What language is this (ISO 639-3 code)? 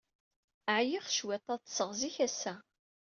kab